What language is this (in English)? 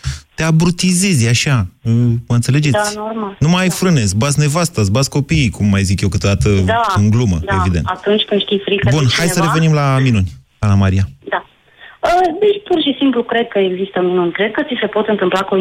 Romanian